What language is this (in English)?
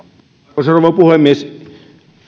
Finnish